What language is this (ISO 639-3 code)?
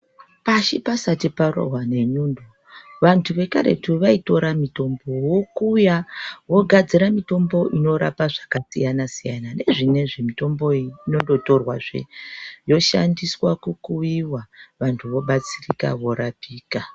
ndc